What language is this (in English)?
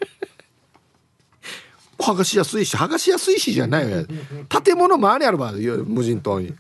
Japanese